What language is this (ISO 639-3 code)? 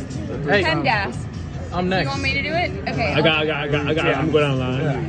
eng